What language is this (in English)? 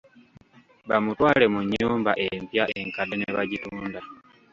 Ganda